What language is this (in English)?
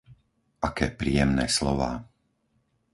Slovak